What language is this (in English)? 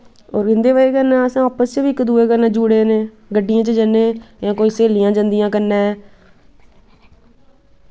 Dogri